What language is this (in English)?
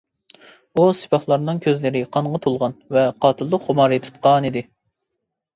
Uyghur